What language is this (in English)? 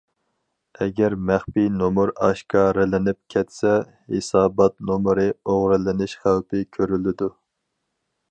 Uyghur